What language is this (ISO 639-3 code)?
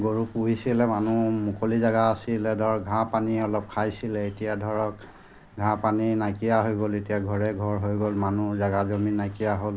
asm